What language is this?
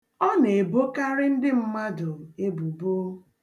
Igbo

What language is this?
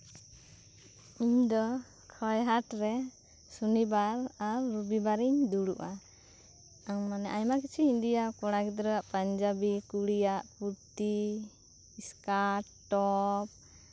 Santali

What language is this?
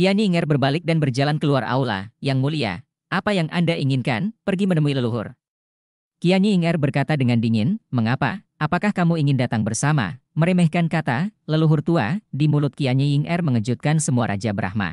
Indonesian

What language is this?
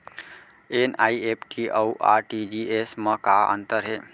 Chhattisgarhi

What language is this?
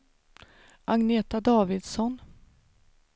Swedish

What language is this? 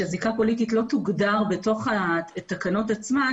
Hebrew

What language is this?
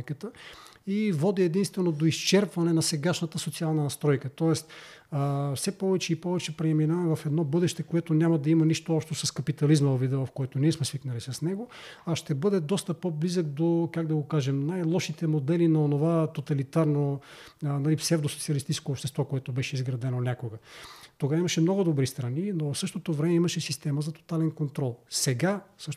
Bulgarian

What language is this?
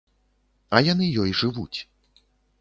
Belarusian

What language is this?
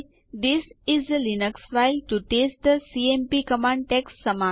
Gujarati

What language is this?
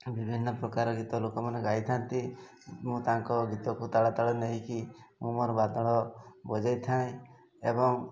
Odia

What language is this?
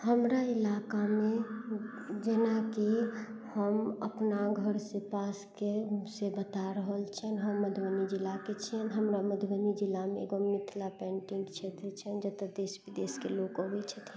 Maithili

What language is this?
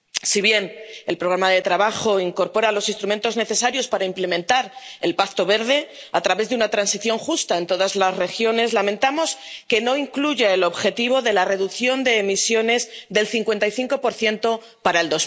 Spanish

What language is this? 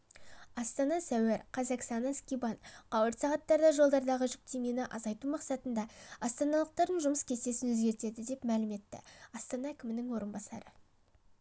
Kazakh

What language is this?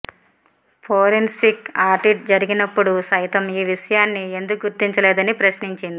Telugu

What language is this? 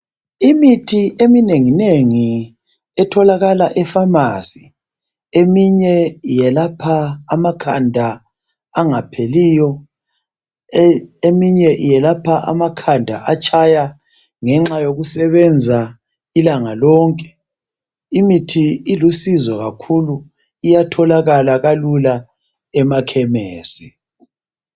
North Ndebele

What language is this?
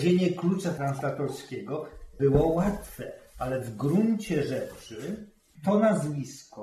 Polish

